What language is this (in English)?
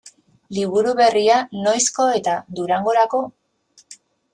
Basque